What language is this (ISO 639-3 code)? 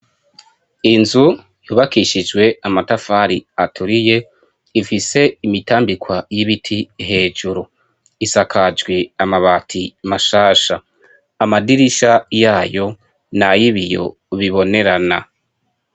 run